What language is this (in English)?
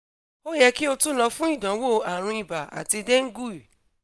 Yoruba